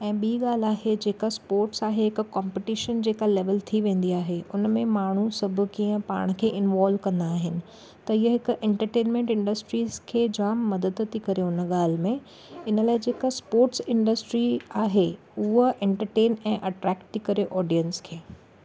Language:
Sindhi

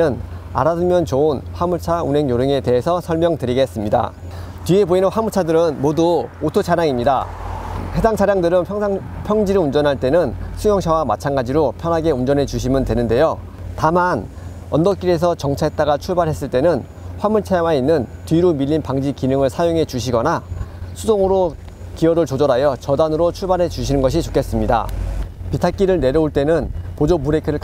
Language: Korean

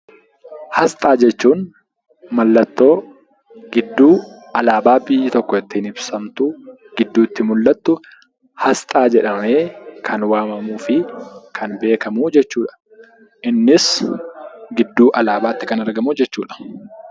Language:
Oromo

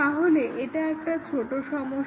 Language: Bangla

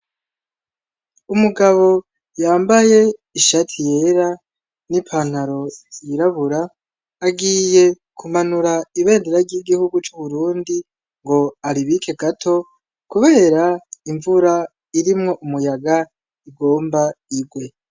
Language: Rundi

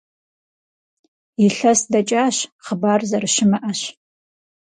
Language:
Kabardian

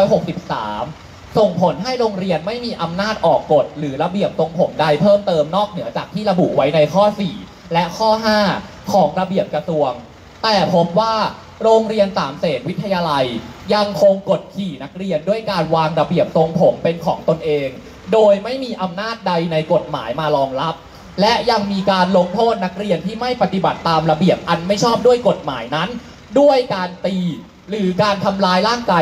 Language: Thai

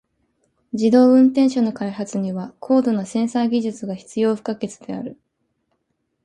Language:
Japanese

